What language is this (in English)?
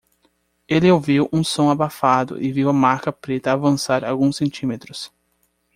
Portuguese